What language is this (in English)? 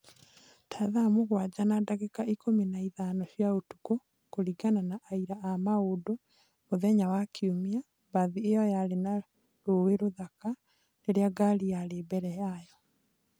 Kikuyu